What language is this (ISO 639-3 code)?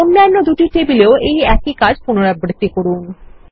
ben